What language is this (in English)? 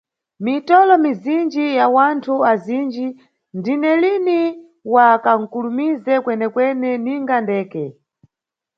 Nyungwe